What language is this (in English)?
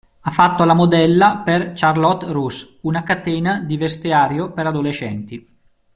Italian